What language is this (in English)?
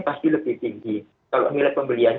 Indonesian